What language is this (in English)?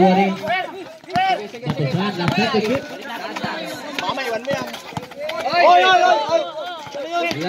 Indonesian